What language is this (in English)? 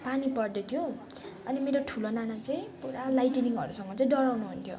Nepali